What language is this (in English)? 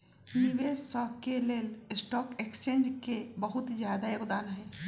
Magahi